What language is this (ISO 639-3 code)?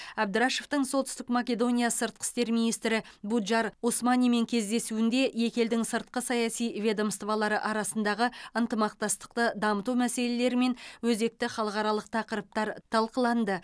kaz